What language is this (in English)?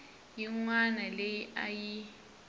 Tsonga